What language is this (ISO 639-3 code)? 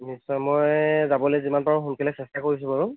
asm